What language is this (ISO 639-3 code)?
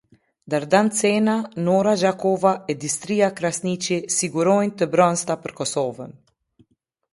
sqi